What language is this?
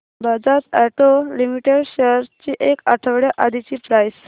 Marathi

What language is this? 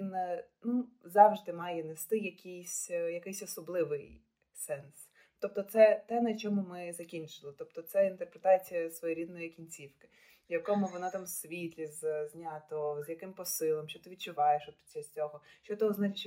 Ukrainian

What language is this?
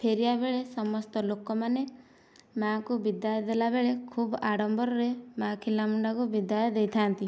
Odia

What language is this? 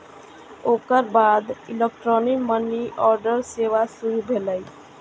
Maithili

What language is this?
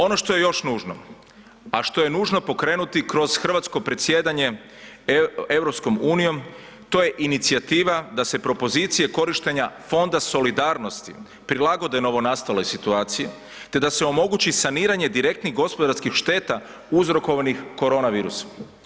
Croatian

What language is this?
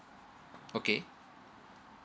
English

